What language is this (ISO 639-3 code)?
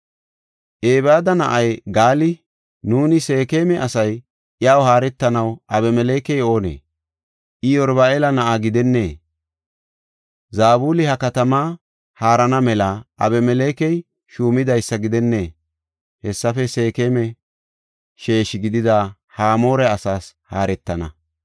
gof